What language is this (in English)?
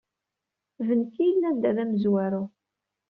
Kabyle